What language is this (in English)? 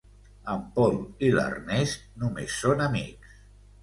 Catalan